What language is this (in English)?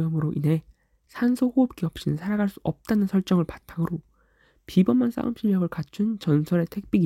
Korean